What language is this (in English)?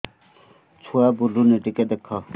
Odia